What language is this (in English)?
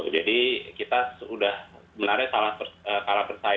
Indonesian